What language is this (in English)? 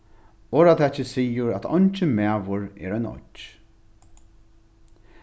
Faroese